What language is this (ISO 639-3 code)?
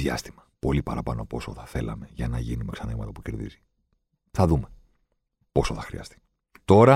ell